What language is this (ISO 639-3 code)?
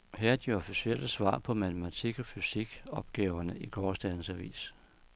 dan